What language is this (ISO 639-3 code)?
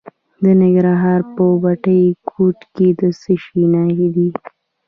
pus